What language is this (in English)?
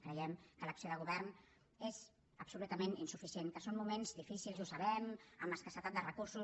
Catalan